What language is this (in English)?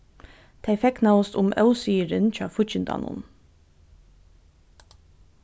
Faroese